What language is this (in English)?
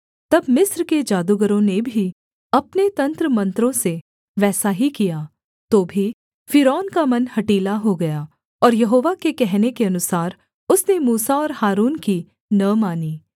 Hindi